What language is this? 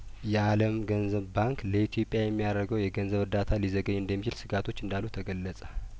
Amharic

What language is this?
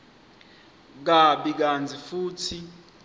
Swati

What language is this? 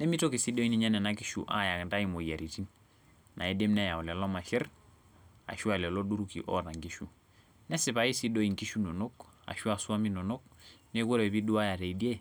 Masai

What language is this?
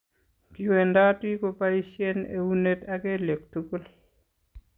Kalenjin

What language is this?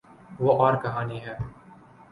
Urdu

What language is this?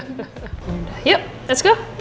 Indonesian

